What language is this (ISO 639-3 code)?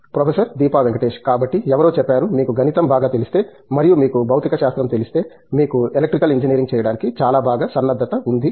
tel